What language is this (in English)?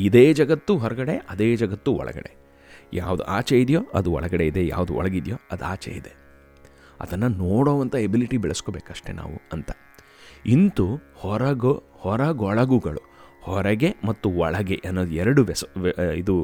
Kannada